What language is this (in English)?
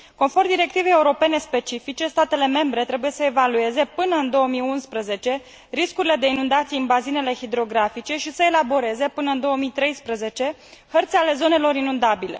Romanian